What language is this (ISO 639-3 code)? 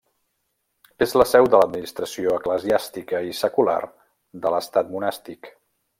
cat